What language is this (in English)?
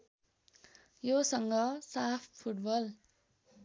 Nepali